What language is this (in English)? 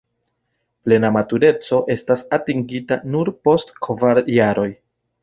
Esperanto